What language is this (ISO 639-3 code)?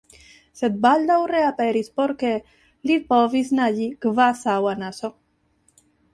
epo